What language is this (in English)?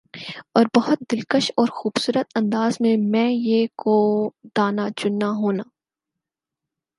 Urdu